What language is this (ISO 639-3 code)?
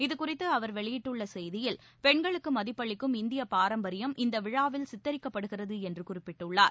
tam